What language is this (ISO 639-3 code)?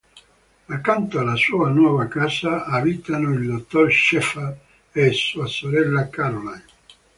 ita